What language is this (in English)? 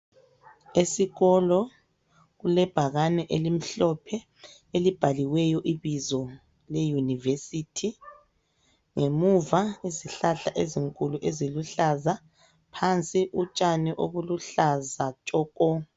North Ndebele